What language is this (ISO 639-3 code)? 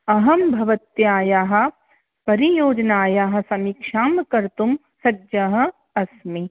san